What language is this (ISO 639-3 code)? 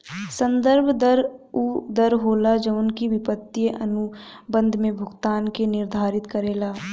bho